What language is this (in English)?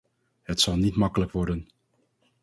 Dutch